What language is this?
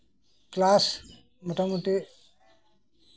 Santali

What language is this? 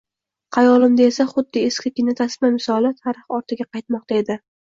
Uzbek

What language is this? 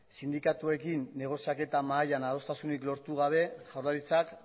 Basque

